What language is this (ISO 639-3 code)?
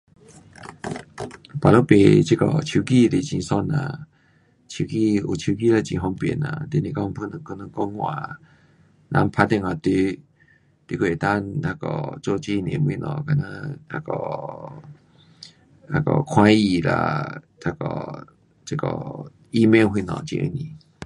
cpx